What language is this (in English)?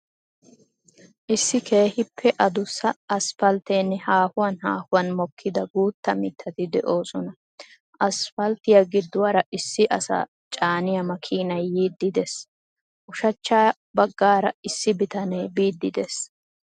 Wolaytta